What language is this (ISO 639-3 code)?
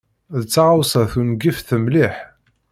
kab